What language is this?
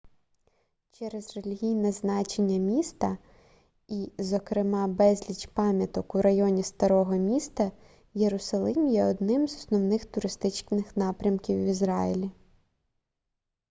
Ukrainian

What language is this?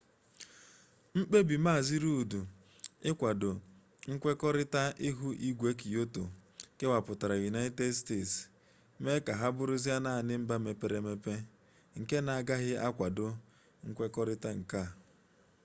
Igbo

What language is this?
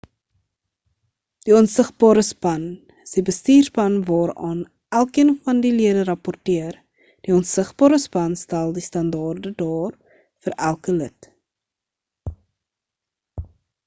Afrikaans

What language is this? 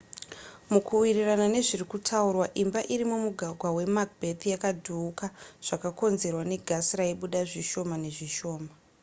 Shona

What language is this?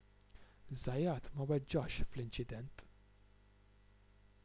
Maltese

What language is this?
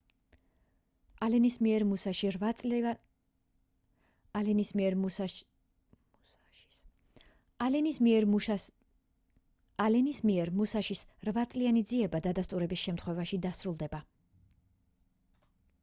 Georgian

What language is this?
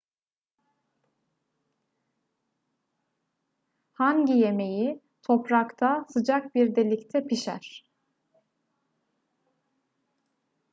Turkish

